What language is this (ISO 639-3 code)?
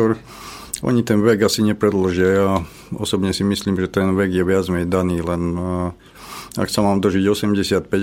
slk